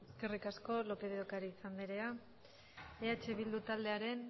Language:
Basque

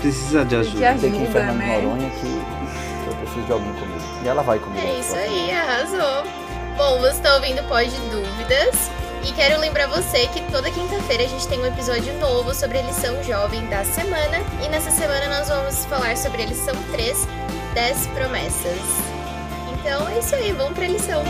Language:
Portuguese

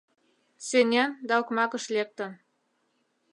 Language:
Mari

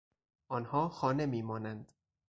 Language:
Persian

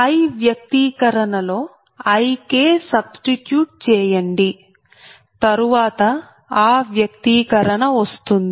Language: Telugu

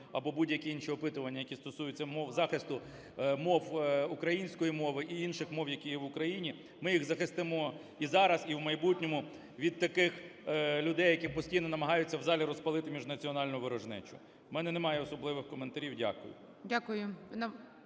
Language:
Ukrainian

